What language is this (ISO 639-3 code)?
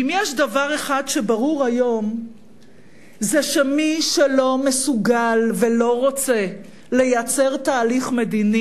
heb